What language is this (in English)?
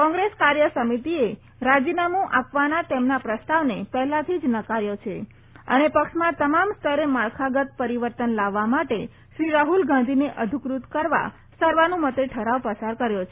Gujarati